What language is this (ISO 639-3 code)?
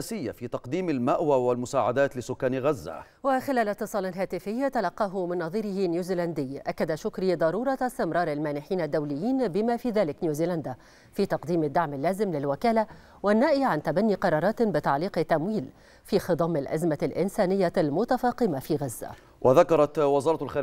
ara